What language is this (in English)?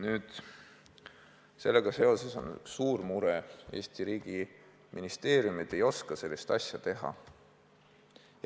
Estonian